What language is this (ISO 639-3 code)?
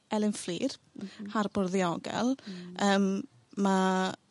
cym